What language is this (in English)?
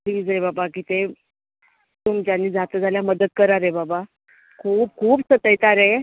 Konkani